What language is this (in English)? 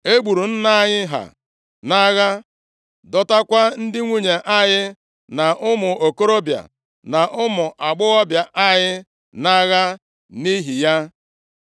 Igbo